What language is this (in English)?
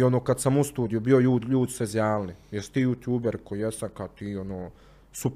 Croatian